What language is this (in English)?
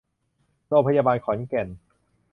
Thai